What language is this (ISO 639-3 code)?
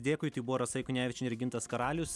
lit